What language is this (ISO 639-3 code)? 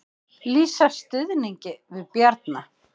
isl